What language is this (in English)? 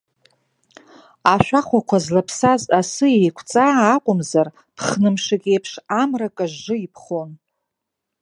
Abkhazian